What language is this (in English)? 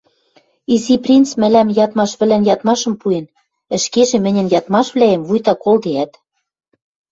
Western Mari